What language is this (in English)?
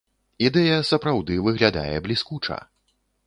Belarusian